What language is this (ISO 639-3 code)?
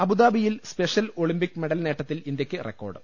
mal